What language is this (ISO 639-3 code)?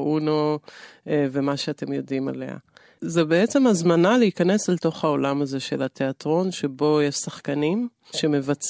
heb